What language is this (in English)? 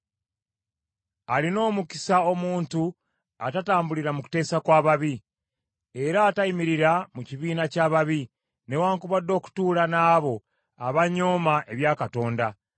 Ganda